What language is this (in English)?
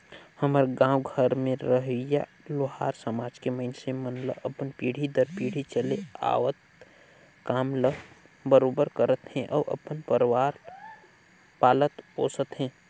Chhattisgarhi